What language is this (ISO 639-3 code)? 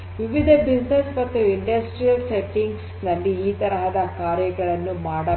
kan